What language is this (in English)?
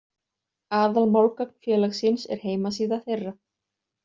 Icelandic